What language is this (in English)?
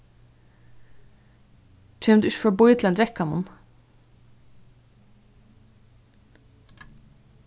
Faroese